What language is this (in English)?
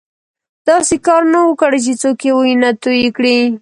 Pashto